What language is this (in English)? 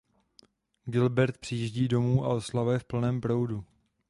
Czech